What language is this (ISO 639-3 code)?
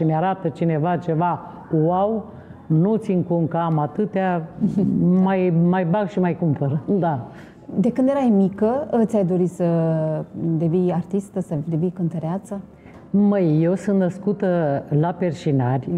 ron